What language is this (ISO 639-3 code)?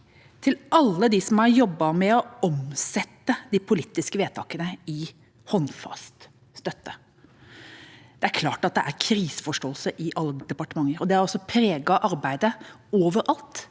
nor